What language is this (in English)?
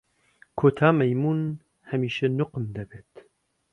Central Kurdish